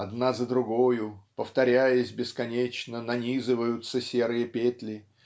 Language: Russian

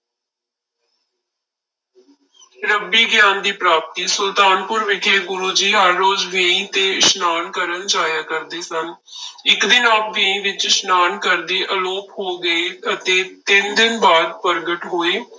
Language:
Punjabi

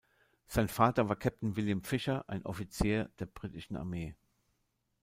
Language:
German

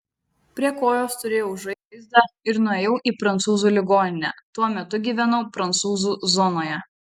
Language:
Lithuanian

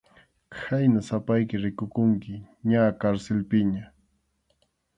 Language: Arequipa-La Unión Quechua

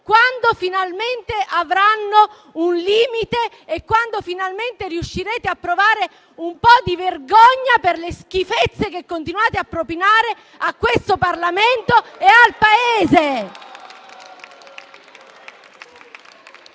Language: Italian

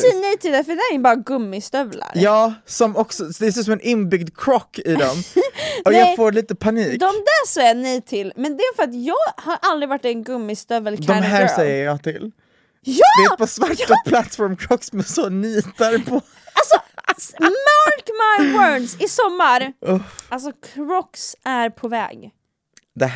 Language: Swedish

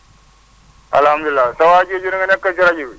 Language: Wolof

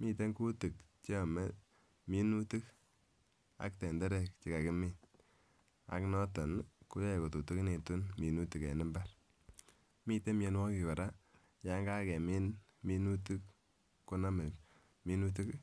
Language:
Kalenjin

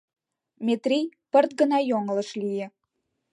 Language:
Mari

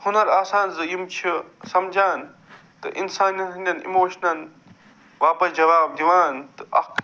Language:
Kashmiri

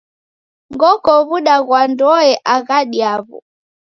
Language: Taita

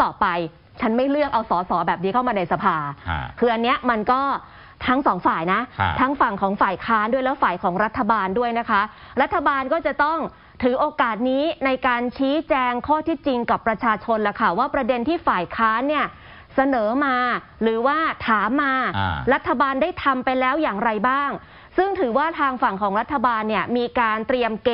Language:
Thai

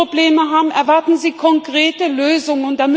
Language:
German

